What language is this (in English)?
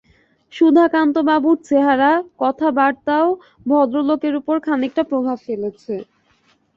Bangla